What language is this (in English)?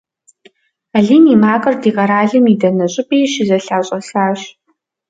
Kabardian